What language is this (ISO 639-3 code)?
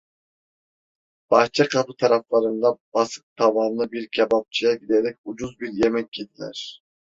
tur